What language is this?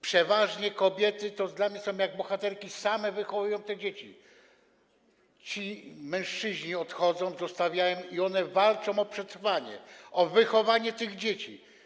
Polish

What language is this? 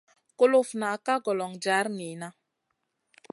Masana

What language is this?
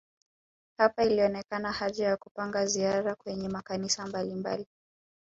Swahili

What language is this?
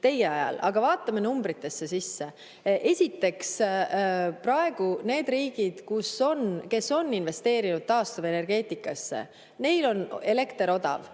Estonian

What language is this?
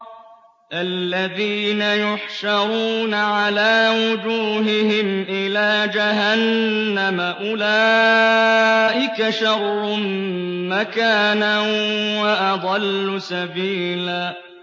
Arabic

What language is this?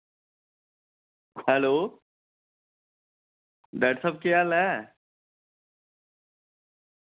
Dogri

